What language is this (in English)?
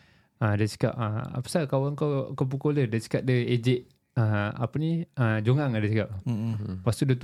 Malay